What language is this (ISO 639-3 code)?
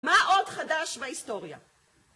heb